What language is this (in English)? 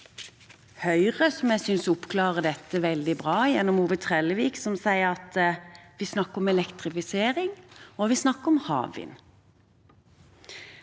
Norwegian